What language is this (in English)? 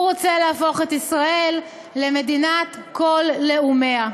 Hebrew